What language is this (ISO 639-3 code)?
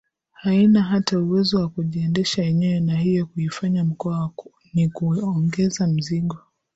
swa